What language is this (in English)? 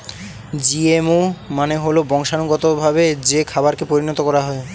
Bangla